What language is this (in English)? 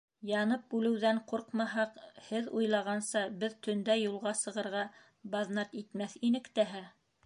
Bashkir